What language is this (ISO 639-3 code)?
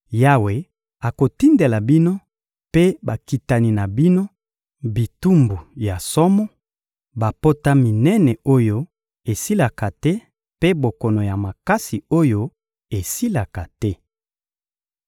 lin